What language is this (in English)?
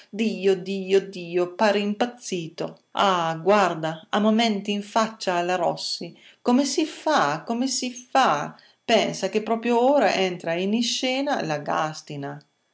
Italian